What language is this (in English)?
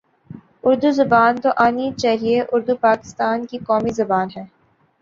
Urdu